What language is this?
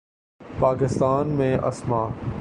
Urdu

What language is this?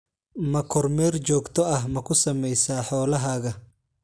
Somali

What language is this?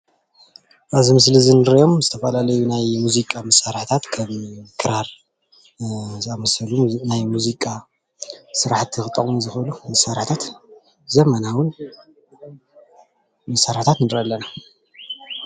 Tigrinya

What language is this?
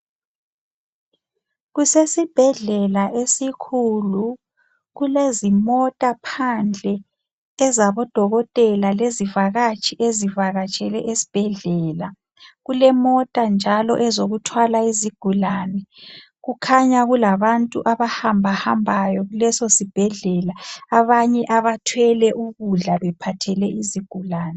North Ndebele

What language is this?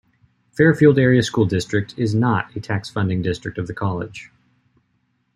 English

